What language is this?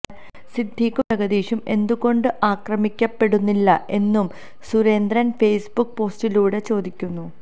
Malayalam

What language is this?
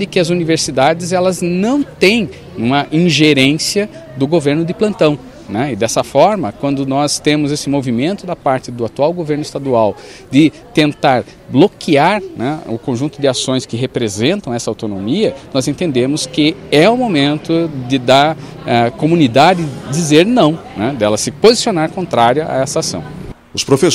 Portuguese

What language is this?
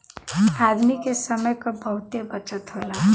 Bhojpuri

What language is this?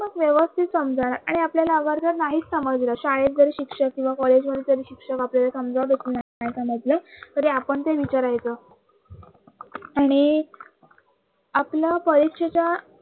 Marathi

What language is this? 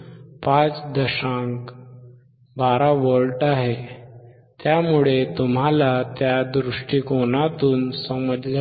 Marathi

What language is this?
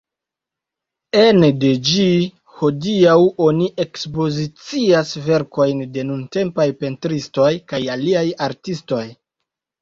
Esperanto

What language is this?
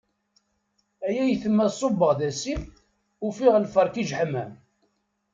Kabyle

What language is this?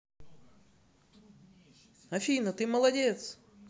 Russian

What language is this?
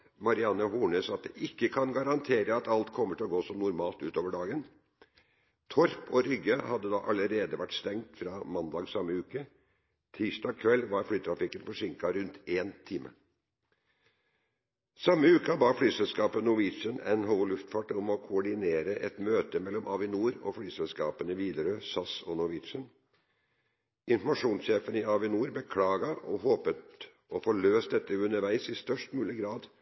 Norwegian Bokmål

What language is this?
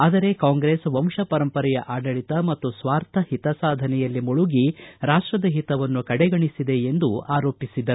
Kannada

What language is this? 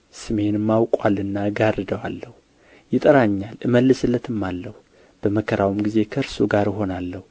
Amharic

